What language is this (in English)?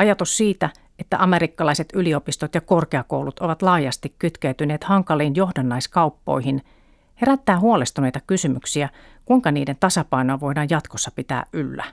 Finnish